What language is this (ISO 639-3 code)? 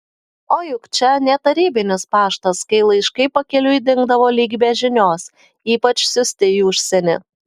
lit